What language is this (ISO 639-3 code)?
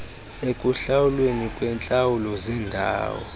xho